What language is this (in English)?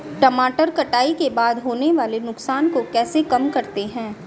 Hindi